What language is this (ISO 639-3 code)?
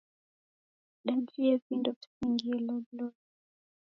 dav